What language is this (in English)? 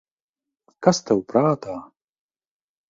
Latvian